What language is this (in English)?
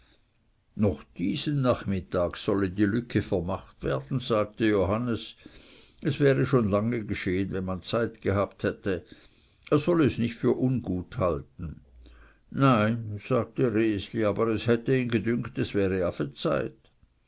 German